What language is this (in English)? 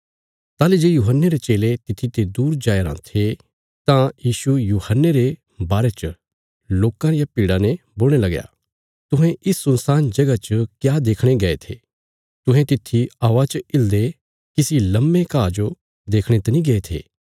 Bilaspuri